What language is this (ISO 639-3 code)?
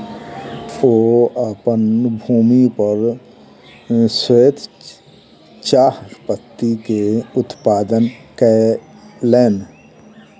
mai